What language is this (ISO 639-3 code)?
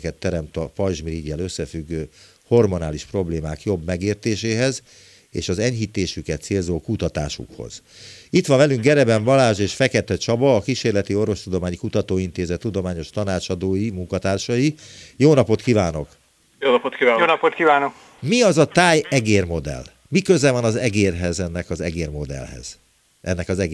hun